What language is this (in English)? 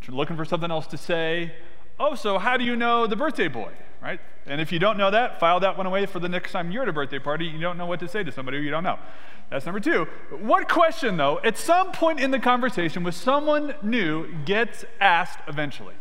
English